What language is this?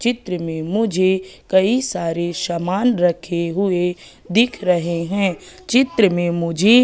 Hindi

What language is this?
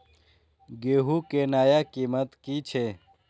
Maithili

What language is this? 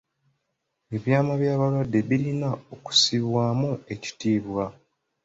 Ganda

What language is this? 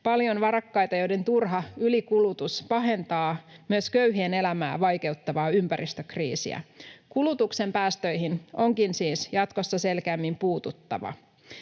Finnish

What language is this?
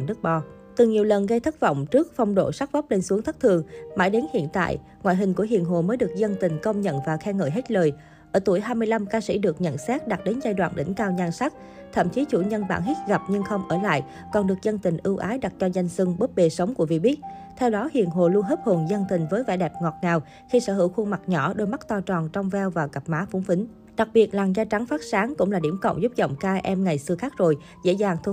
Vietnamese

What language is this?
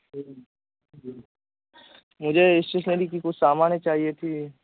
Urdu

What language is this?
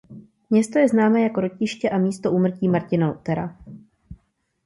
Czech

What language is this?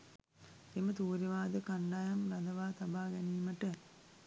Sinhala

